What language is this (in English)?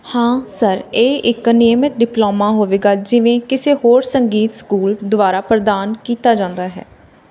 Punjabi